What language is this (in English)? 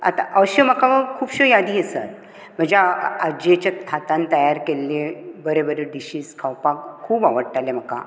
Konkani